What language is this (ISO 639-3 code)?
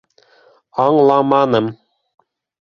bak